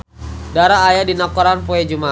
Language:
Sundanese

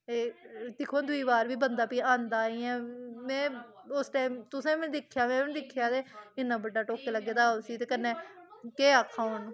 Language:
Dogri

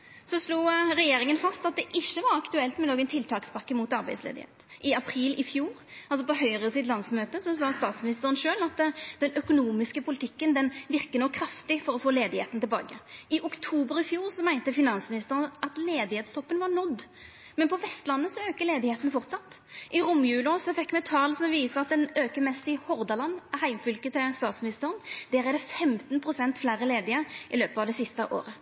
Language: Norwegian Nynorsk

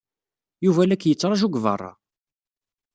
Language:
Kabyle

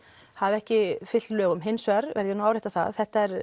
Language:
Icelandic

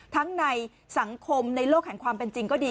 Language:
Thai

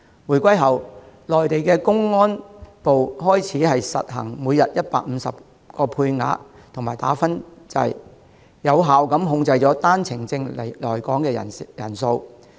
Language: Cantonese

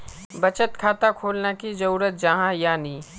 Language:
Magahi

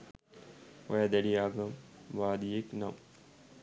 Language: Sinhala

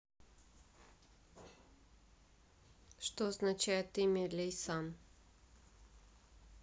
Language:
Russian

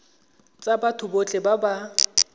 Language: Tswana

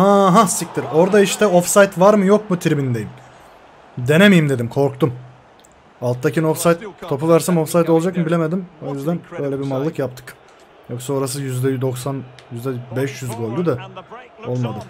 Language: Turkish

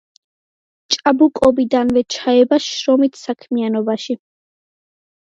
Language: Georgian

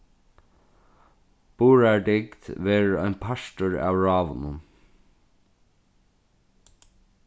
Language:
Faroese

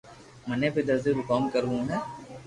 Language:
Loarki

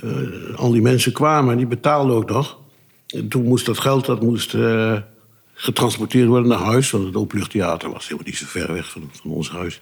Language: Dutch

